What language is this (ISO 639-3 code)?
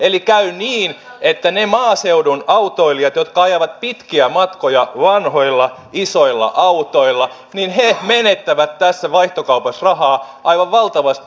fin